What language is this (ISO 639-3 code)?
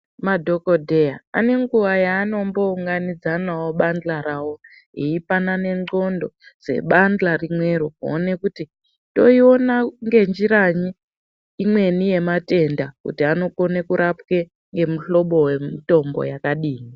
ndc